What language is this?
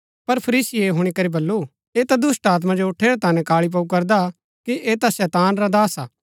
Gaddi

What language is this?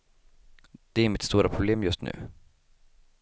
Swedish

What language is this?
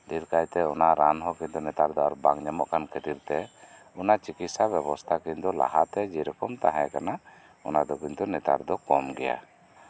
Santali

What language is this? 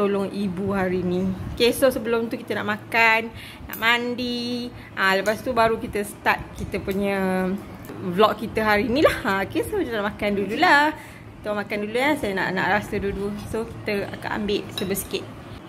Malay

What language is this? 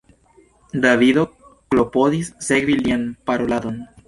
Esperanto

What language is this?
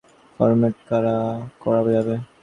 Bangla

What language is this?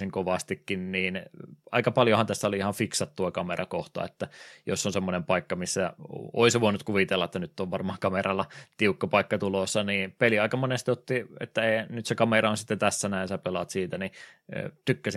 Finnish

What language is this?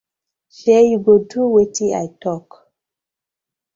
Nigerian Pidgin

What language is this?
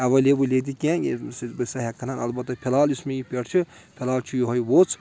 Kashmiri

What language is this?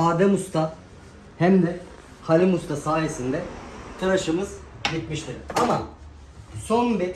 Turkish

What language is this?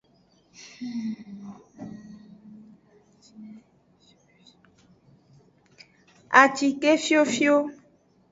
Aja (Benin)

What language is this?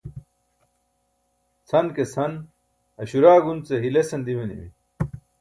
Burushaski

